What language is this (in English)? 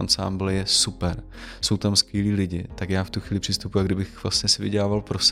Czech